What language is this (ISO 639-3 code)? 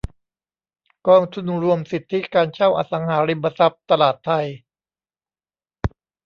tha